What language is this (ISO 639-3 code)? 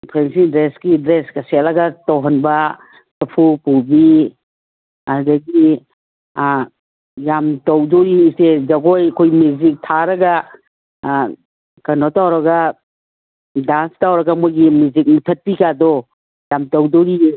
mni